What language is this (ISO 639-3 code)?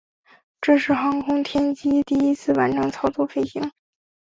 zho